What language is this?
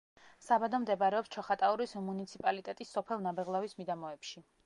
Georgian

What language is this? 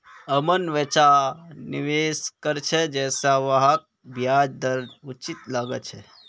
Magahi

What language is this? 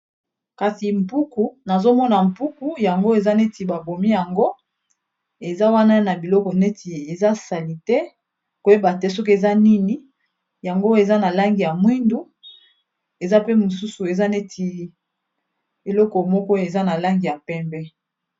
Lingala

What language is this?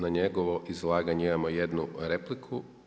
Croatian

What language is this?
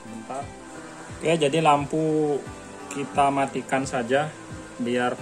Indonesian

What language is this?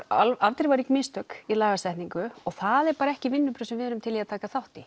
Icelandic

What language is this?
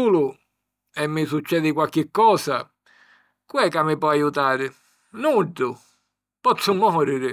Sicilian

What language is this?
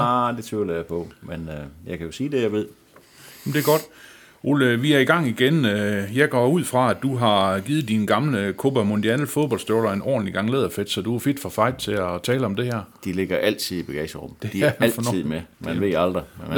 Danish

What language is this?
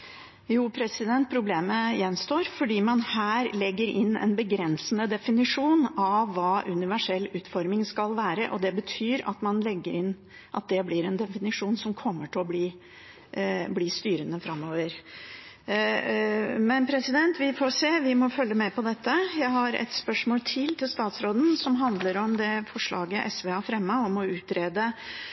Norwegian Bokmål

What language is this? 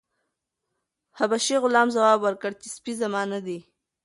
Pashto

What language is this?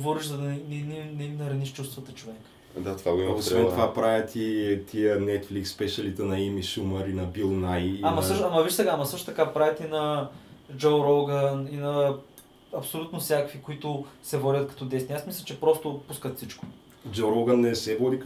Bulgarian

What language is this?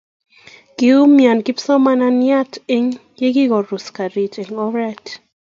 Kalenjin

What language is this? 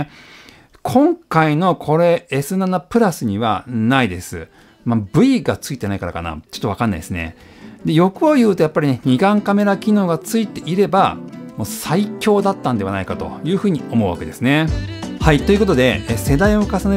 Japanese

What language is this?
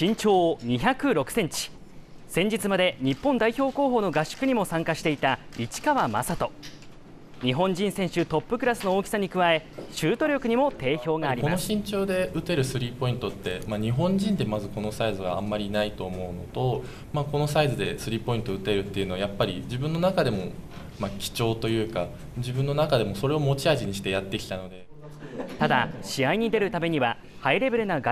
Japanese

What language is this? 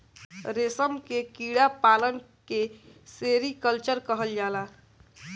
Bhojpuri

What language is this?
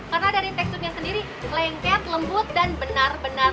Indonesian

